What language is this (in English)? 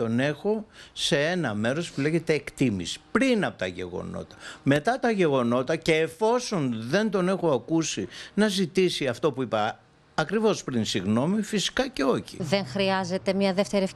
Greek